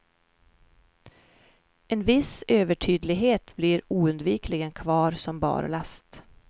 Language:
Swedish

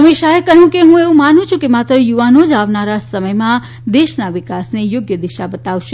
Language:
Gujarati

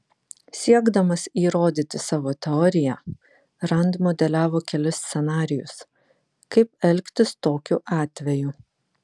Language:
Lithuanian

